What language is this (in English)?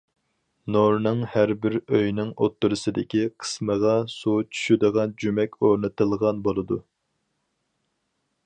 Uyghur